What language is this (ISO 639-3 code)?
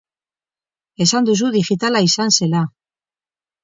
eus